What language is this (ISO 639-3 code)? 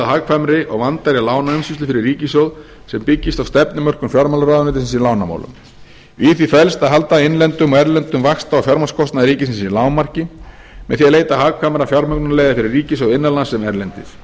isl